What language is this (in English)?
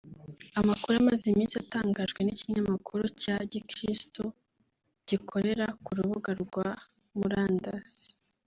Kinyarwanda